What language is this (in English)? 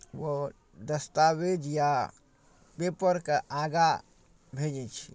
Maithili